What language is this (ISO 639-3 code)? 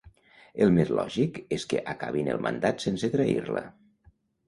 cat